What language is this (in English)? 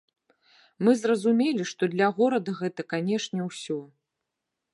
Belarusian